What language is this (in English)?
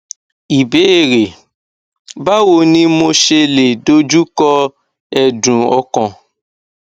Yoruba